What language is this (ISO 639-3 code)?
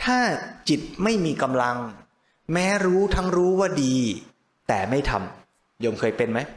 tha